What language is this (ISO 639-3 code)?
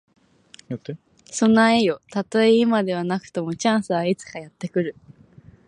jpn